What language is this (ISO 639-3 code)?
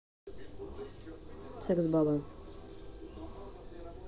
rus